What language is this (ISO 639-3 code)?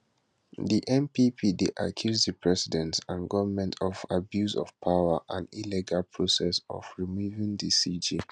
pcm